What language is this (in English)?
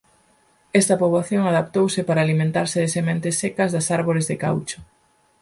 Galician